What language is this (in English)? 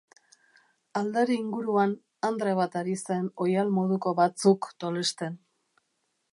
Basque